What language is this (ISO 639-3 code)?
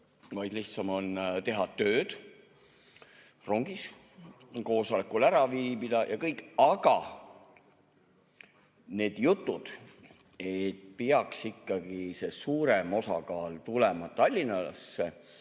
est